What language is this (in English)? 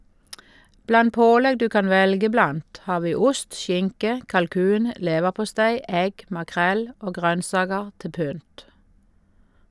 Norwegian